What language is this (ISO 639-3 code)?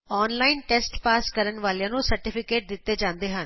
pan